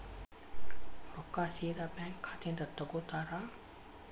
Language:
Kannada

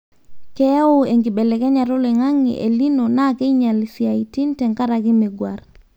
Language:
Masai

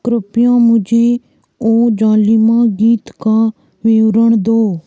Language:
Hindi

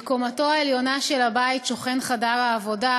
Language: Hebrew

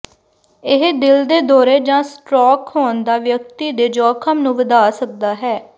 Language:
Punjabi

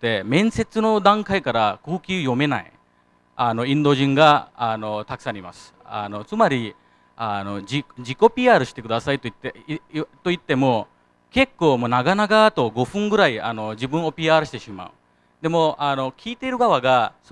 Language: Japanese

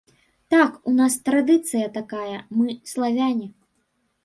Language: Belarusian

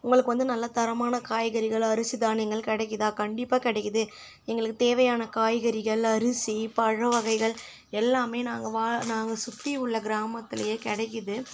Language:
Tamil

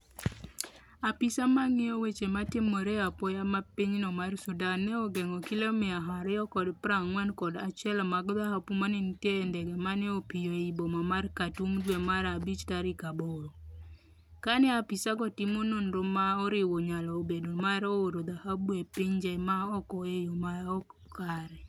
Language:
Luo (Kenya and Tanzania)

